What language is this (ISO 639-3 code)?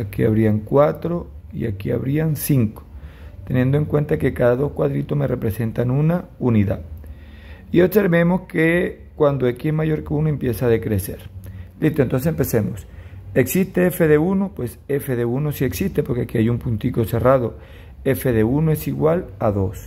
spa